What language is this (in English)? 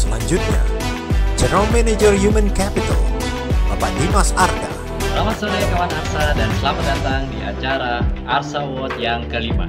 Indonesian